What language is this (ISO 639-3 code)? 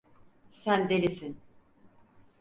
tur